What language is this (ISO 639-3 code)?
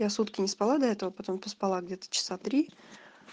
rus